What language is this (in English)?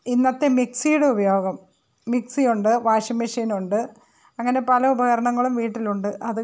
Malayalam